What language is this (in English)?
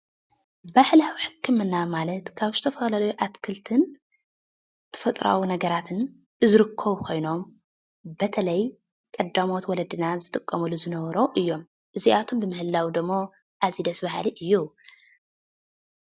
Tigrinya